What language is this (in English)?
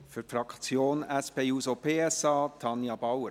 Swiss German